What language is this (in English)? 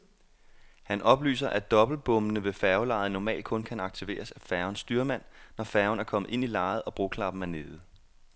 Danish